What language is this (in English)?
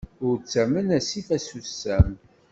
Kabyle